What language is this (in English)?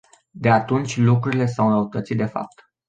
Romanian